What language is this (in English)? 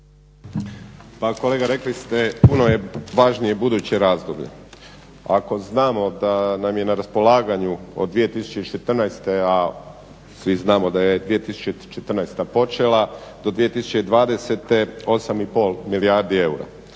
Croatian